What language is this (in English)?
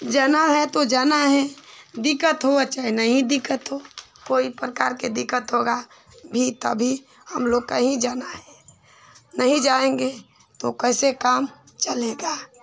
Hindi